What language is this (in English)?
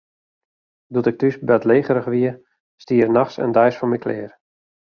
Western Frisian